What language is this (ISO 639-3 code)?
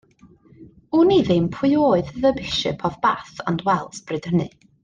cym